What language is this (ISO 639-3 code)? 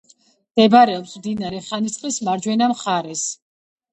kat